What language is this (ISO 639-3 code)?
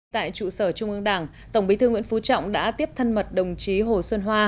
vie